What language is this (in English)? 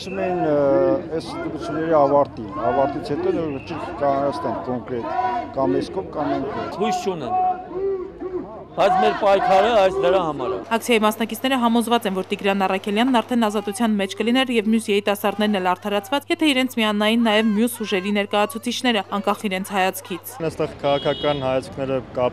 Romanian